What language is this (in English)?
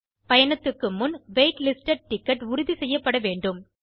Tamil